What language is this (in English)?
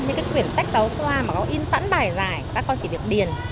Vietnamese